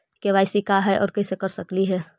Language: Magahi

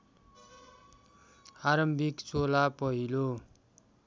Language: Nepali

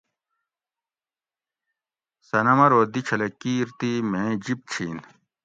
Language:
Gawri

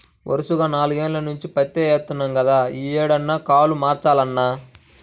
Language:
Telugu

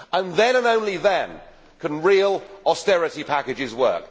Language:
English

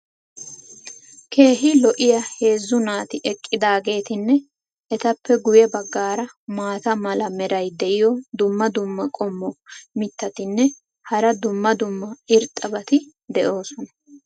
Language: Wolaytta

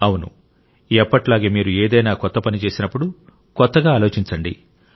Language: Telugu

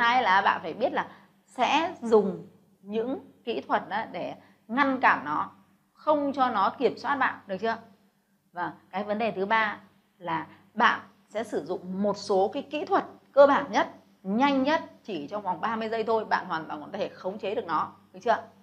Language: Vietnamese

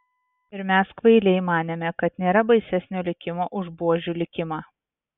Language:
Lithuanian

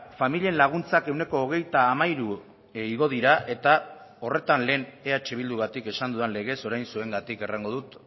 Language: Basque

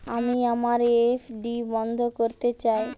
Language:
Bangla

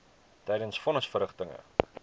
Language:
Afrikaans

